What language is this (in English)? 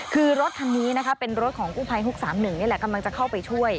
Thai